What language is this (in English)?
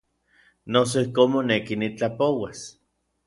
Orizaba Nahuatl